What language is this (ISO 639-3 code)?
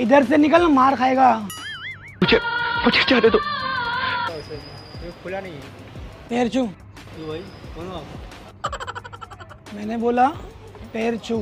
hin